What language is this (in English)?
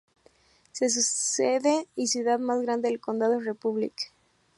Spanish